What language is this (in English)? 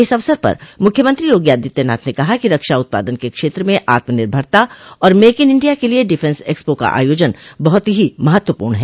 Hindi